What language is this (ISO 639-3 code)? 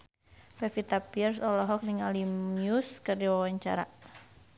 sun